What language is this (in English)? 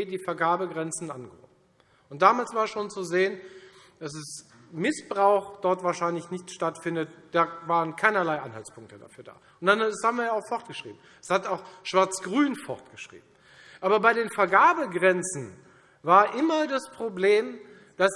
German